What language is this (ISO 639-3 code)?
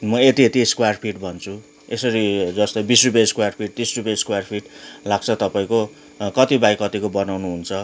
nep